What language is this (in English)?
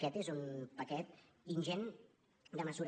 Catalan